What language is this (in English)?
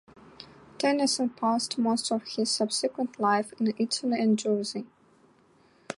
English